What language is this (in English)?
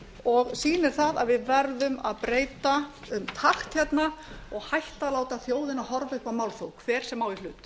Icelandic